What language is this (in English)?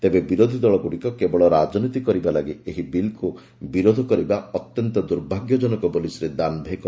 Odia